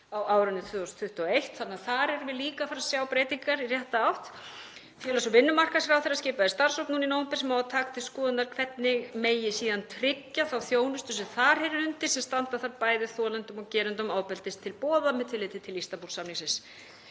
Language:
Icelandic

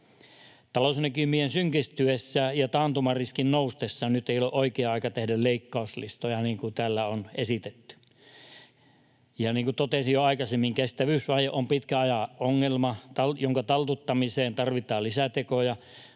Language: Finnish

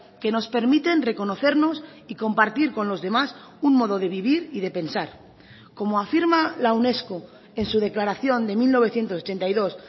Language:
Spanish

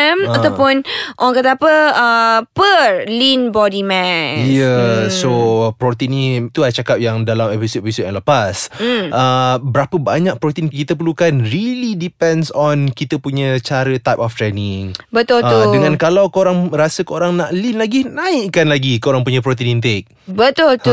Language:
Malay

